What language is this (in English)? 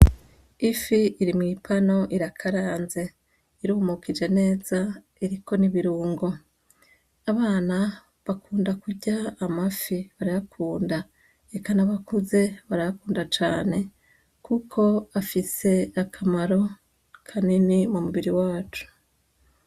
Rundi